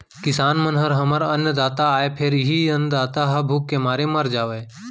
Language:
Chhattisgarhi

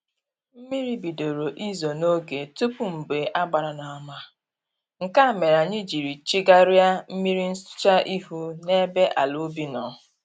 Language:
Igbo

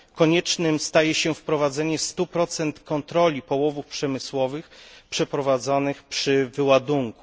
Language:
Polish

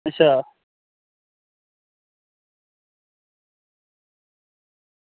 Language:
Dogri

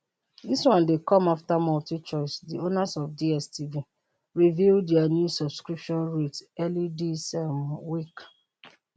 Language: Nigerian Pidgin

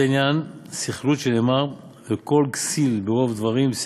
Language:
Hebrew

